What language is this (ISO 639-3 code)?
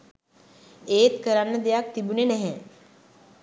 sin